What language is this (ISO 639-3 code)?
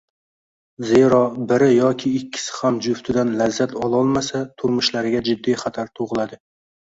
uzb